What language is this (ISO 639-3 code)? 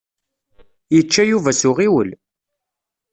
kab